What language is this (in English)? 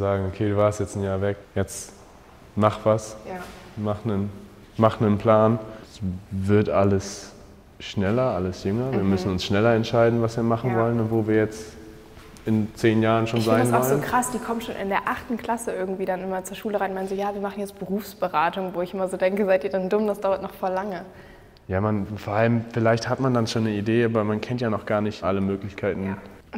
German